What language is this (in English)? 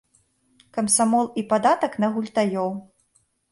Belarusian